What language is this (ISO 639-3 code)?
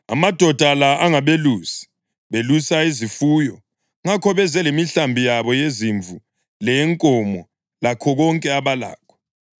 nde